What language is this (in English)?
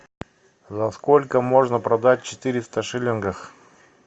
Russian